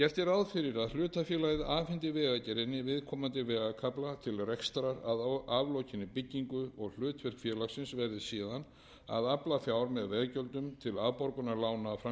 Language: Icelandic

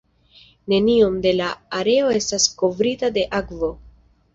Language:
Esperanto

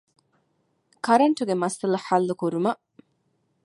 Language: Divehi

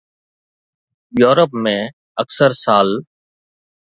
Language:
Sindhi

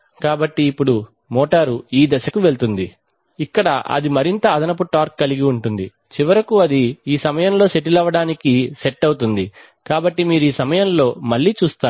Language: Telugu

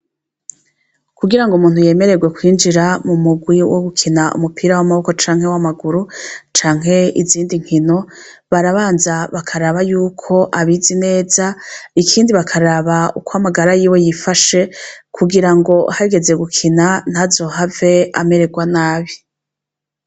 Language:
Rundi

